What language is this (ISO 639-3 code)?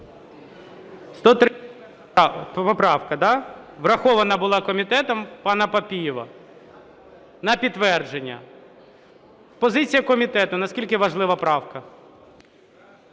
ukr